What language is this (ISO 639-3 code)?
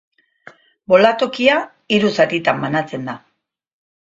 eus